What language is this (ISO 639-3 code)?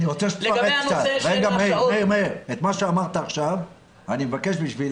heb